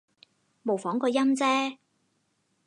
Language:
Cantonese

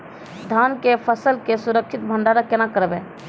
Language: Maithili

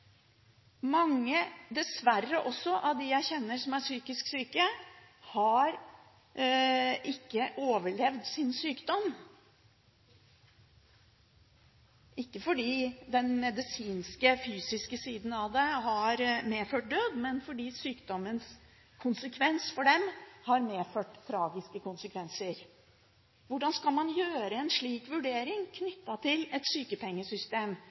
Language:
Norwegian Bokmål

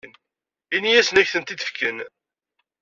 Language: Kabyle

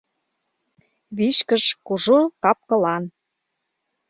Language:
Mari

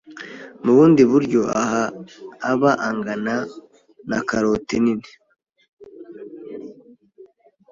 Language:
Kinyarwanda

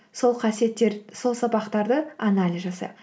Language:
Kazakh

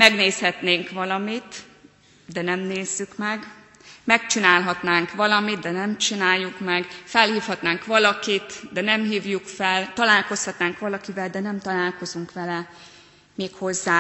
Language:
Hungarian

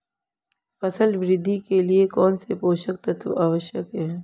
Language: Hindi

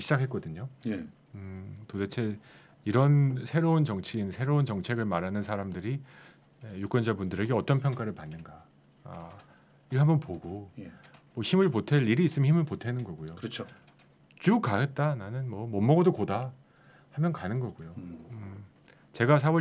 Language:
Korean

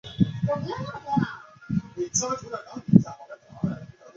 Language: Chinese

